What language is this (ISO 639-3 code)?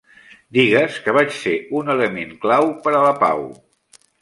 cat